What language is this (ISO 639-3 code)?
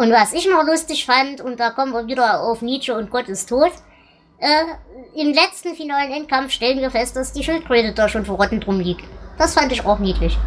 deu